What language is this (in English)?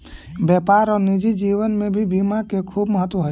Magahi